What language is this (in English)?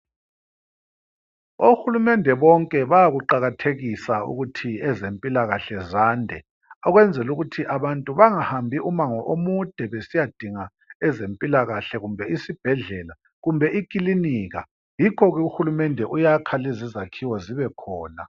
North Ndebele